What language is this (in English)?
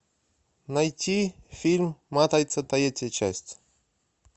Russian